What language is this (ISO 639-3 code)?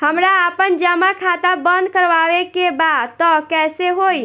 bho